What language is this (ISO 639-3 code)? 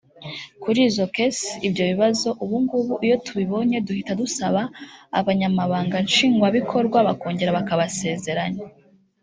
kin